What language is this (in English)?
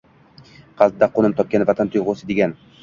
Uzbek